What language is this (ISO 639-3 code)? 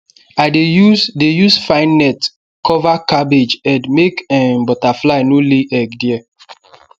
pcm